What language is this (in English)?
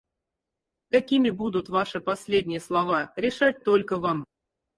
Russian